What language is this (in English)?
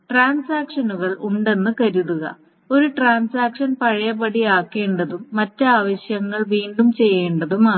Malayalam